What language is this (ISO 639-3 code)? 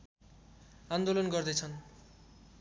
nep